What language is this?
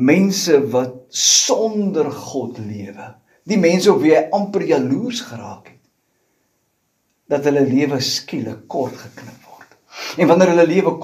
Dutch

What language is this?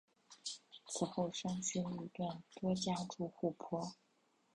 Chinese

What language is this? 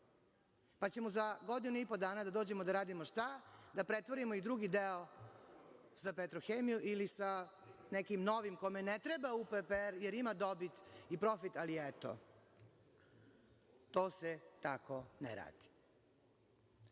Serbian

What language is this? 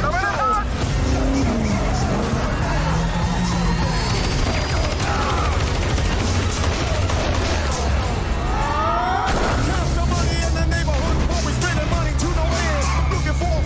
French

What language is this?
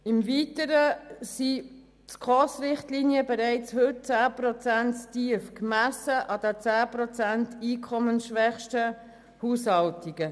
Swiss German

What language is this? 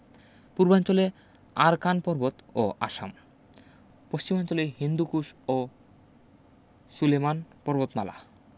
Bangla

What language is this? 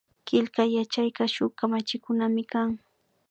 Imbabura Highland Quichua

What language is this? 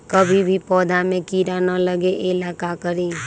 Magahi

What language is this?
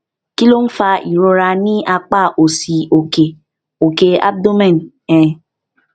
Yoruba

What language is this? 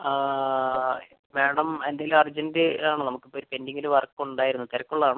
Malayalam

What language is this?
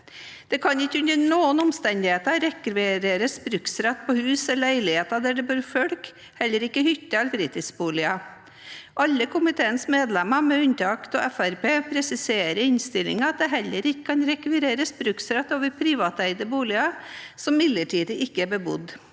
Norwegian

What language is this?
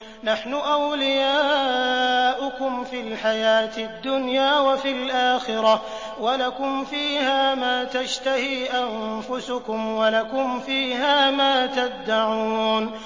Arabic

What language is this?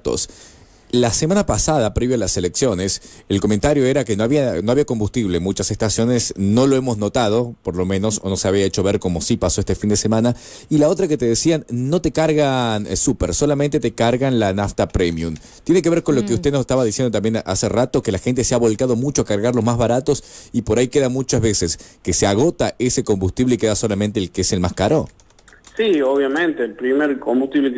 Spanish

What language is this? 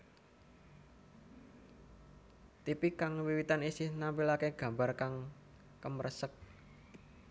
Javanese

